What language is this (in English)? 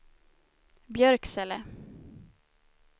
Swedish